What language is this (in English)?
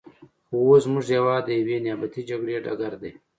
Pashto